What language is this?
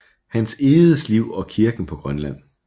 Danish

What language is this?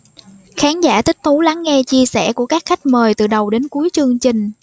Vietnamese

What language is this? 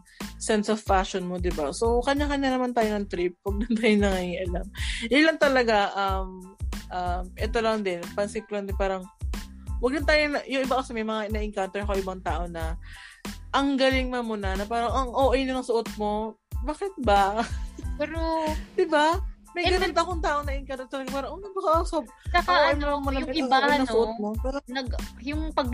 Filipino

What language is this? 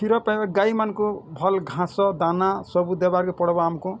Odia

